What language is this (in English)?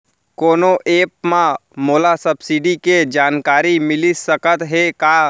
Chhattisgarhi